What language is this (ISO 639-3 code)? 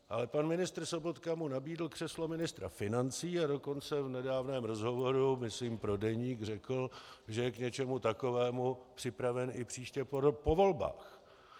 ces